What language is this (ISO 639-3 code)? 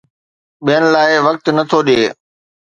snd